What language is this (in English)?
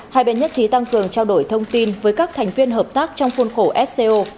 Vietnamese